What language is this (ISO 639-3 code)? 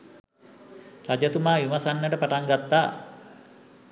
sin